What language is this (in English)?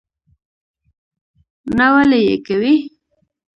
Pashto